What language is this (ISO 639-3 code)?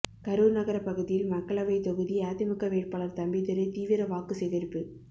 tam